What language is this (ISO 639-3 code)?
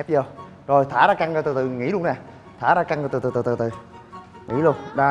vie